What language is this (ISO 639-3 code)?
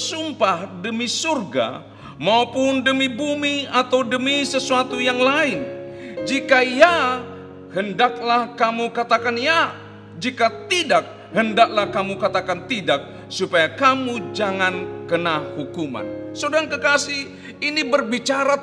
ind